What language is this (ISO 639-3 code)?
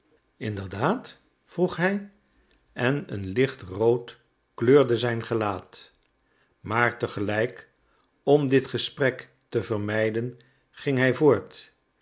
nld